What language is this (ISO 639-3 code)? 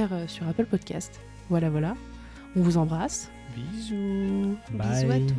fra